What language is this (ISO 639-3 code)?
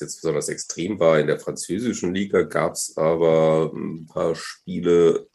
deu